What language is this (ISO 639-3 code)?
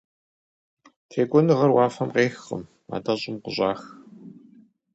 kbd